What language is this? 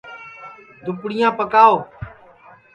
Sansi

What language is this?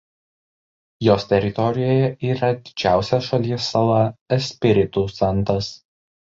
Lithuanian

